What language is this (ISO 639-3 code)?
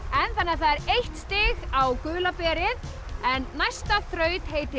isl